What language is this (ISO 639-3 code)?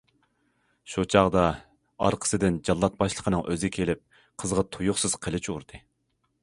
uig